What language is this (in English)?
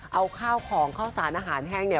Thai